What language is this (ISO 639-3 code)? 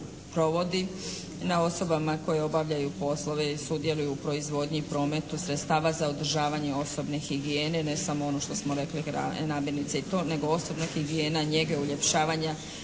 hrv